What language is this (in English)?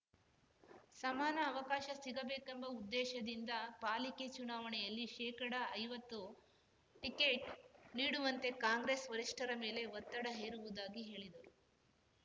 Kannada